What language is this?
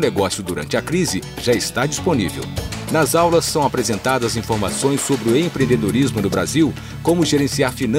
Portuguese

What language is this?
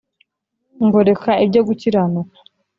Kinyarwanda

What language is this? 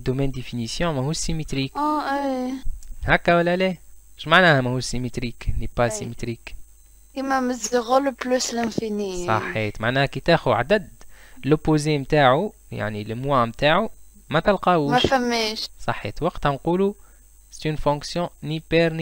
Arabic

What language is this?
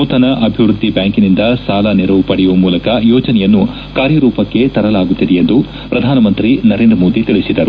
Kannada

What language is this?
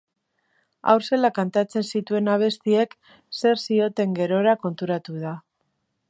Basque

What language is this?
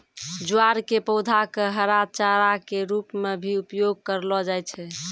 Maithili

